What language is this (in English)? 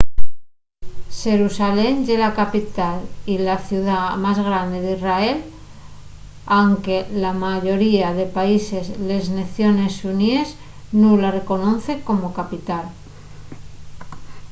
Asturian